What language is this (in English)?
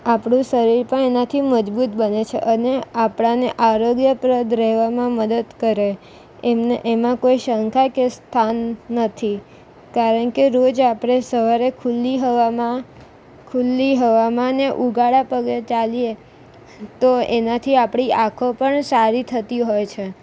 Gujarati